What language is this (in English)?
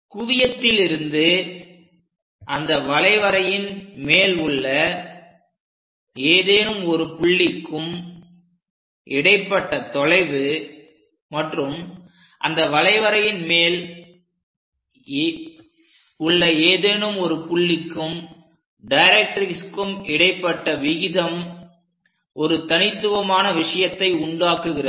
Tamil